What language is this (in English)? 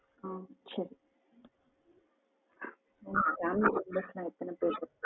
Tamil